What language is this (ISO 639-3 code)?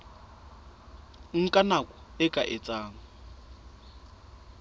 sot